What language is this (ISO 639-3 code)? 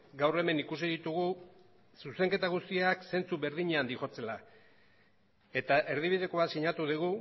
eus